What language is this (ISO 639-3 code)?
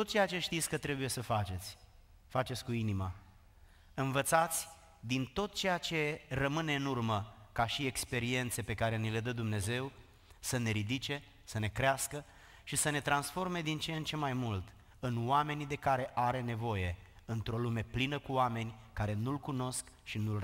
ron